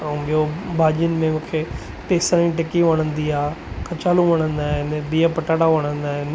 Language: Sindhi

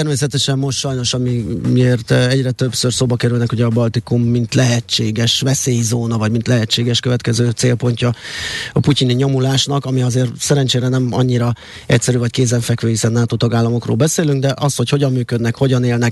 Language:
Hungarian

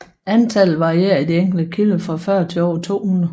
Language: Danish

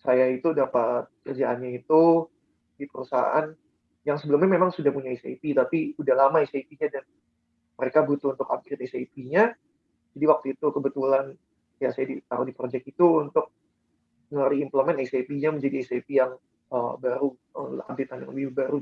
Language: Indonesian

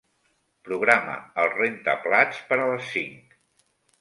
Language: Catalan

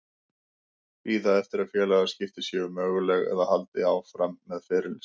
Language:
Icelandic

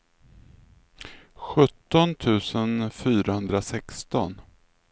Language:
Swedish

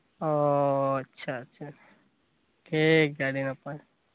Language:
Santali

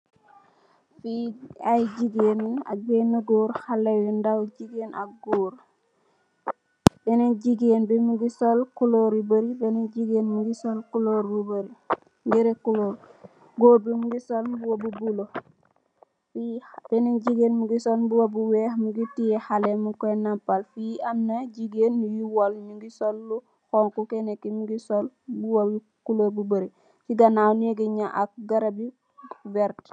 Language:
Wolof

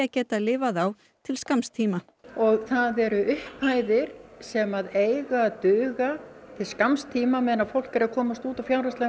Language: Icelandic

